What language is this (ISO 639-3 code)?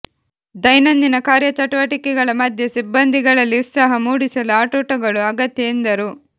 kan